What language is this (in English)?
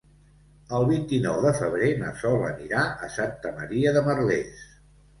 Catalan